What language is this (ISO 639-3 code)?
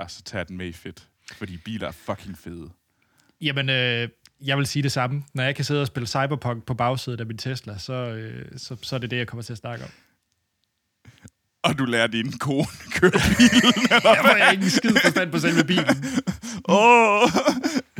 dan